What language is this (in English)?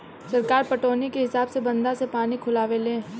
Bhojpuri